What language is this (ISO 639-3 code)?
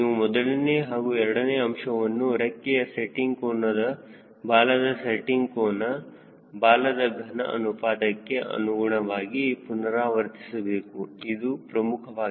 kan